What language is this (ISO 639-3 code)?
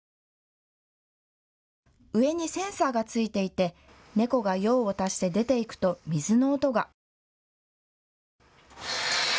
jpn